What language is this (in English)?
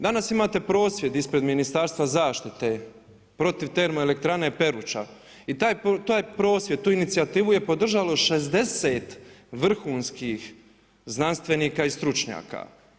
Croatian